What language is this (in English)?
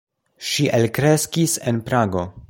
Esperanto